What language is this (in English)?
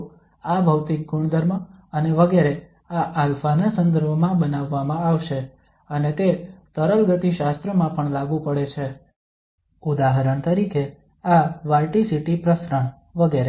Gujarati